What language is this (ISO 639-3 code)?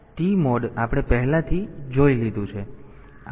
guj